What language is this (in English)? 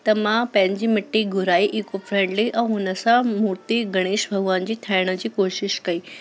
Sindhi